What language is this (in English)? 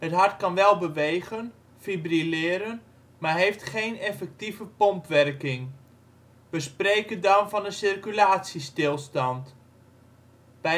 Dutch